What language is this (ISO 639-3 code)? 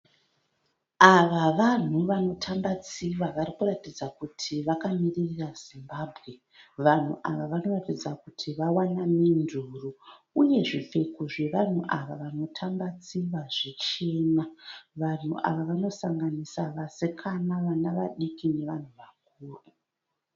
sna